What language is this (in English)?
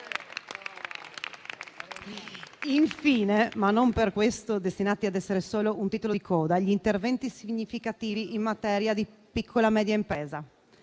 Italian